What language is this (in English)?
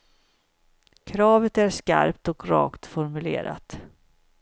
Swedish